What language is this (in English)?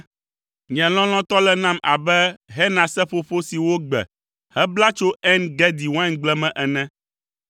Ewe